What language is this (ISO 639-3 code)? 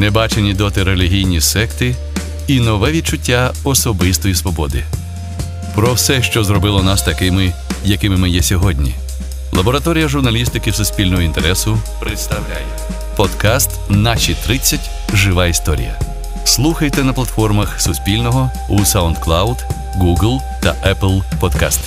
ukr